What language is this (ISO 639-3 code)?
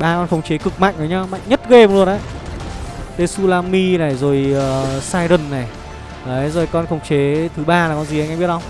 vie